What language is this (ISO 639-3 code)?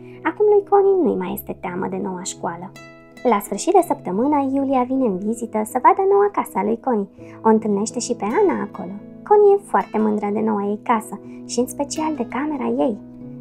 ron